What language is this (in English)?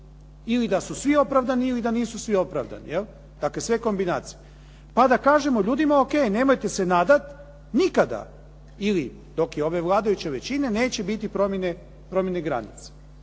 Croatian